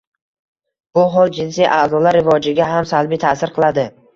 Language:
Uzbek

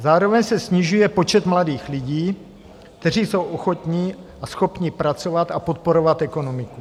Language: Czech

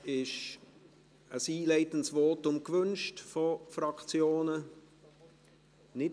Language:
Swiss German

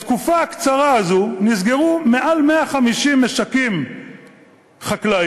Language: Hebrew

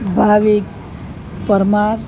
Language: Gujarati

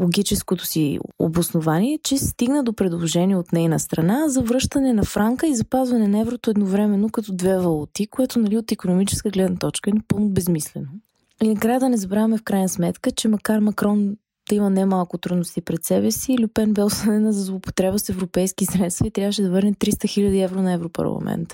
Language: Bulgarian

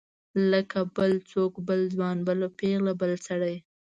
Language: Pashto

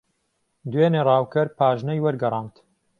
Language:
Central Kurdish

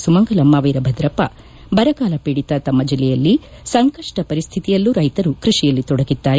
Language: Kannada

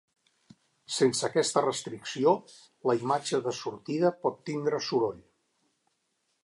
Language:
Catalan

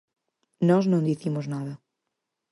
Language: Galician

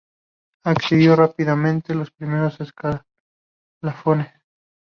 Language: Spanish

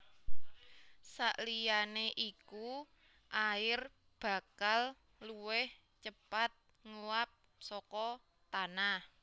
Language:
Javanese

